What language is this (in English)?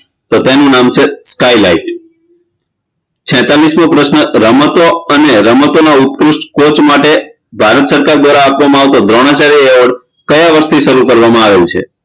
Gujarati